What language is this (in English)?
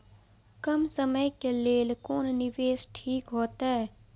Maithili